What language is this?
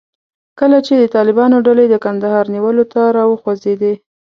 Pashto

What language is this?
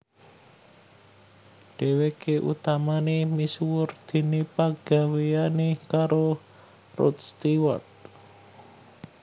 Javanese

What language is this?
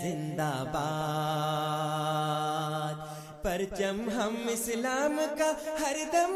Urdu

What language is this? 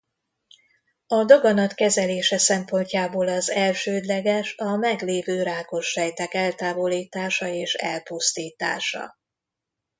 Hungarian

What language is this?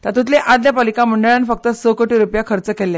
Konkani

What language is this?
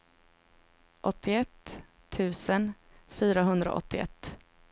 Swedish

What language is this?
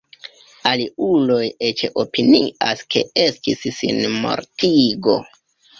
Esperanto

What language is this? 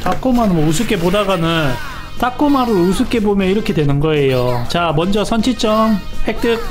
Korean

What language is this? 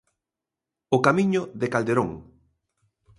Galician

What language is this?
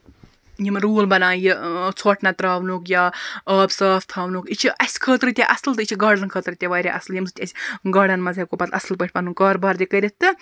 Kashmiri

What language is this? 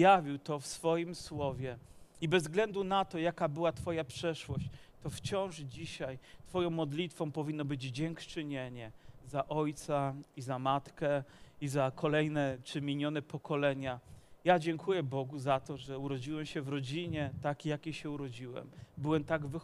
Polish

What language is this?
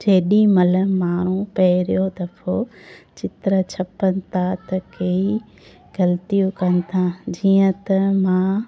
Sindhi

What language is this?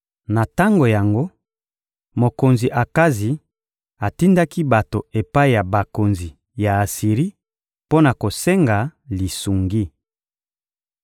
Lingala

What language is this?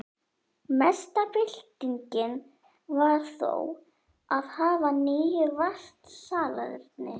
Icelandic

